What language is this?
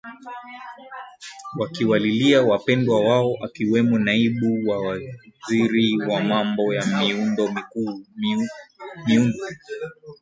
Swahili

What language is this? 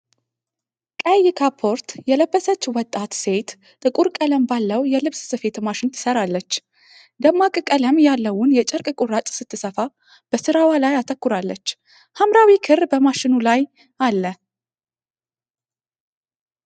Amharic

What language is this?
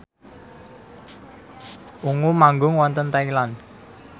Javanese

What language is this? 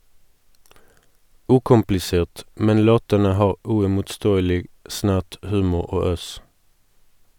Norwegian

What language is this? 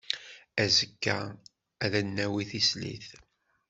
Kabyle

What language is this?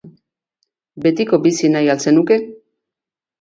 Basque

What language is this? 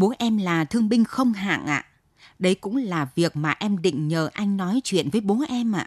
Vietnamese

